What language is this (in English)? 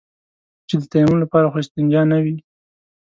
Pashto